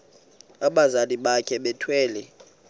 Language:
Xhosa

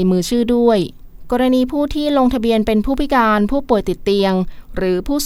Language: Thai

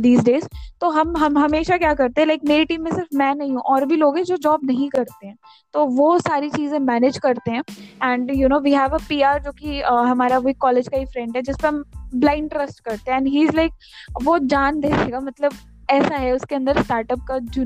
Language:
Hindi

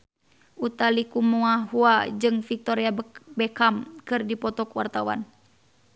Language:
Sundanese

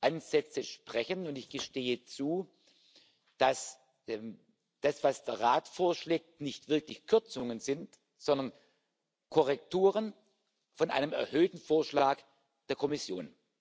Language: German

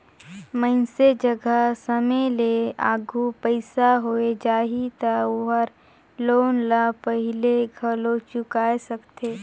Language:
Chhattisgarhi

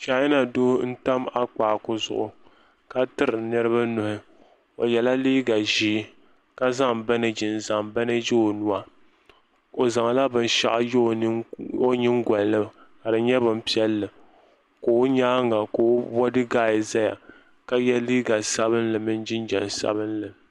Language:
Dagbani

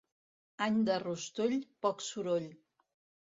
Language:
Catalan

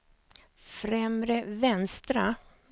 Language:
Swedish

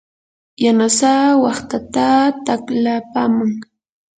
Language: Yanahuanca Pasco Quechua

